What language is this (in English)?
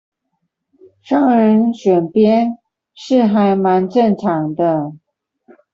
Chinese